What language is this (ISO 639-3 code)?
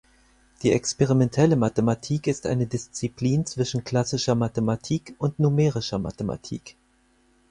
deu